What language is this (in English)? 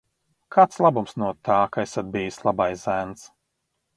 Latvian